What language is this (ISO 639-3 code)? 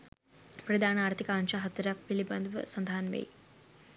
sin